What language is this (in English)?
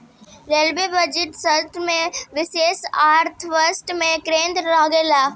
Bhojpuri